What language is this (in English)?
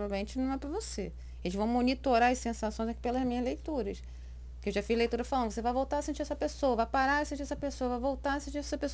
Portuguese